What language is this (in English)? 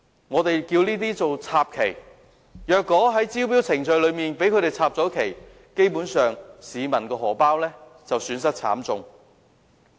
Cantonese